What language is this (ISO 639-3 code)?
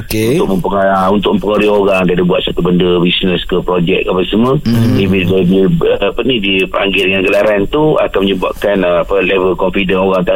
msa